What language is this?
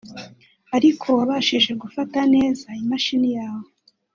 Kinyarwanda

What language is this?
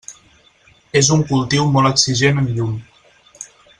Catalan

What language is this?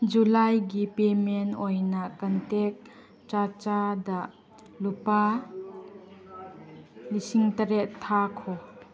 Manipuri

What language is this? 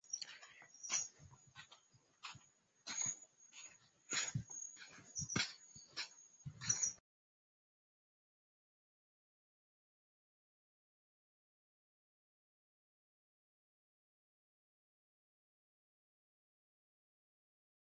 Swahili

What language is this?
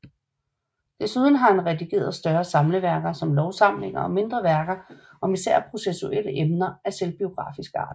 Danish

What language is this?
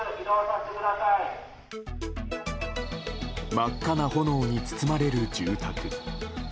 Japanese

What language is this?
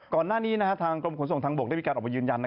Thai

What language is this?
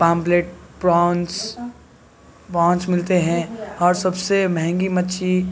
Urdu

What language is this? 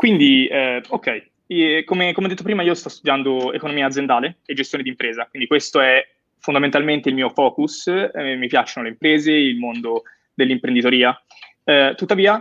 Italian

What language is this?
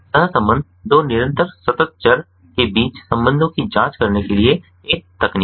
Hindi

